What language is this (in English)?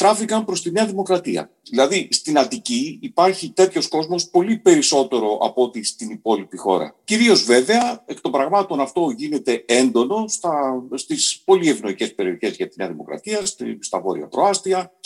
Greek